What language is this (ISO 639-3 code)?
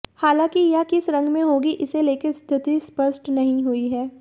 hin